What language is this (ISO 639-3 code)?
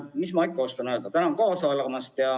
est